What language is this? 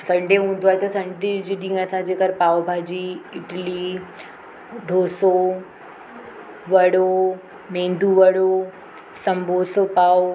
Sindhi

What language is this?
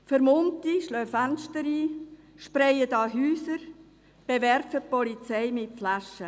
Swiss German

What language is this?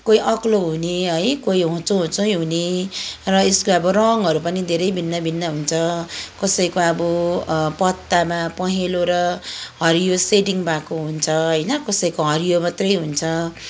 Nepali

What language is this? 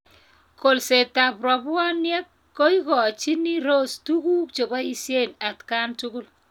Kalenjin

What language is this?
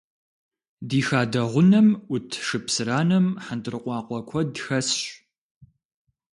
Kabardian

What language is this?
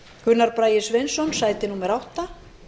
Icelandic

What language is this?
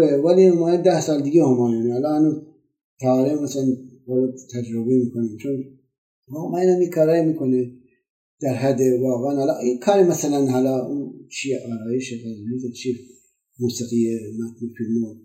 Persian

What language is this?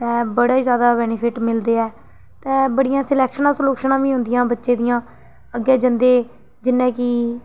Dogri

